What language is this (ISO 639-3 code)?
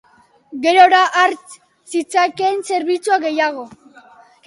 eus